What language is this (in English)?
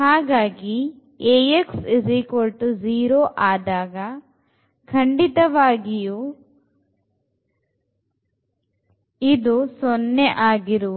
Kannada